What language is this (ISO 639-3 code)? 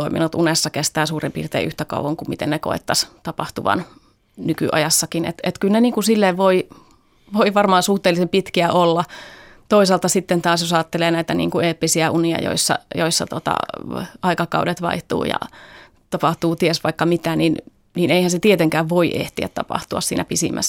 fin